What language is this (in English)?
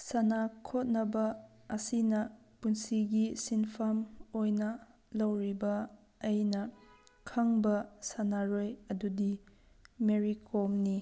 Manipuri